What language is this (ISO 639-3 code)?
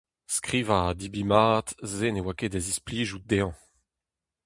bre